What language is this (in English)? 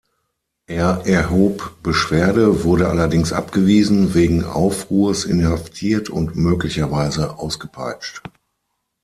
German